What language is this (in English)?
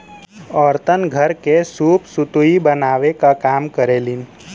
Bhojpuri